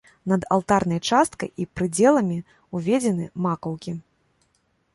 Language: Belarusian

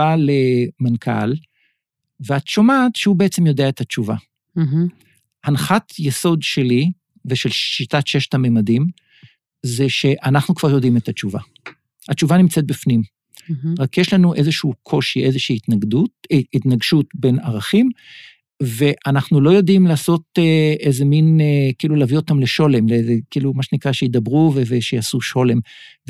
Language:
Hebrew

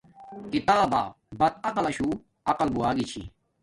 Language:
Domaaki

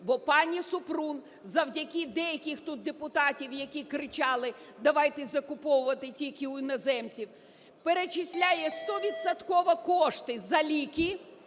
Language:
Ukrainian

